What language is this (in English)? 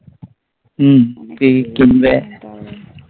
Bangla